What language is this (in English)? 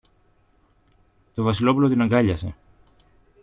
Greek